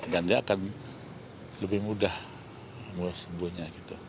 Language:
Indonesian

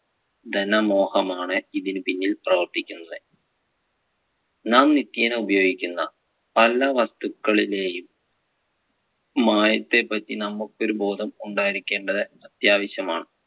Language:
Malayalam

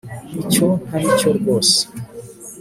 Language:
Kinyarwanda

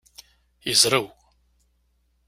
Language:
Kabyle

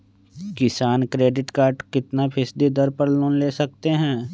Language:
Magahi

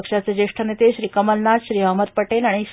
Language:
Marathi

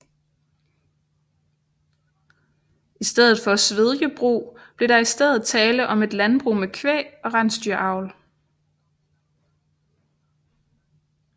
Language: Danish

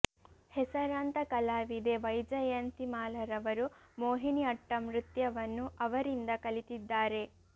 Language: Kannada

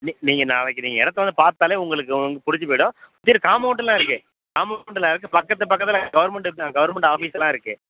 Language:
Tamil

